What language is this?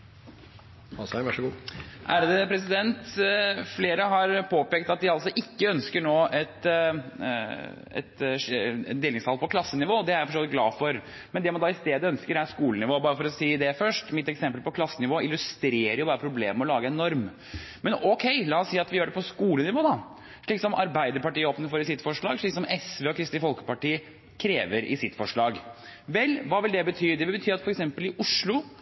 Norwegian Bokmål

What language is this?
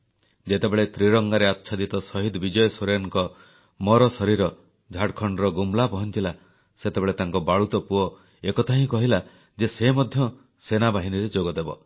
Odia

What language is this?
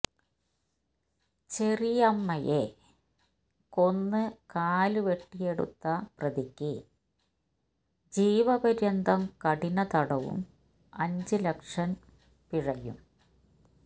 Malayalam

